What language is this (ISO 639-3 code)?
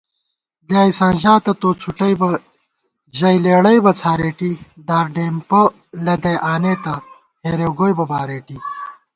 gwt